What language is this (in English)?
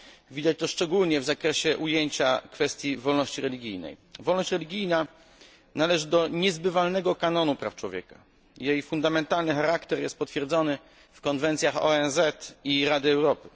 Polish